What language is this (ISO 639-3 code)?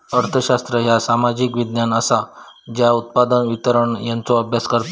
mar